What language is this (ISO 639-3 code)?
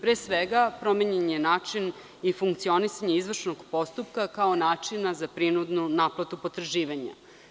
srp